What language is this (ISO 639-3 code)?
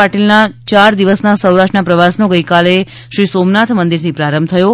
guj